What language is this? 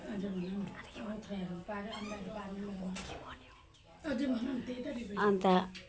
Nepali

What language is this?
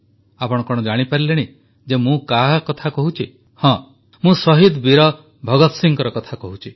Odia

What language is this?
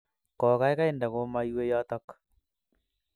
Kalenjin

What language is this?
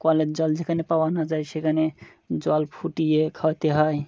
Bangla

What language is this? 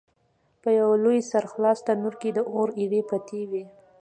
Pashto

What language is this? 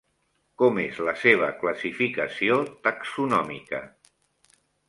Catalan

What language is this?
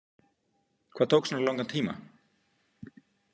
Icelandic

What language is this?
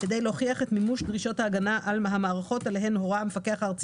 Hebrew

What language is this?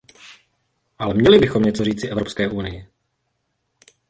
Czech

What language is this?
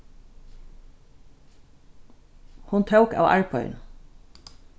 Faroese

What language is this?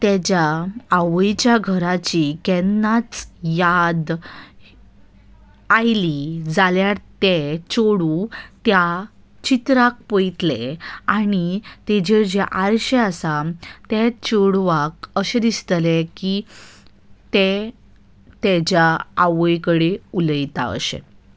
Konkani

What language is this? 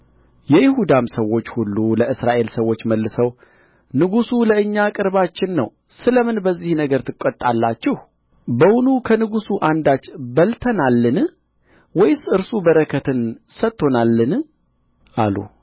Amharic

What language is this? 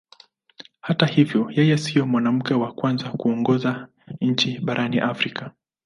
Swahili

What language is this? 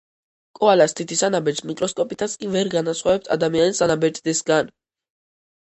Georgian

